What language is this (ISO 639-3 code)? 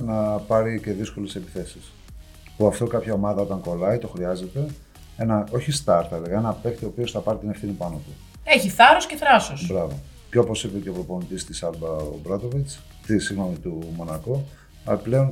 ell